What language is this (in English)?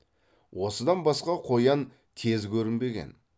Kazakh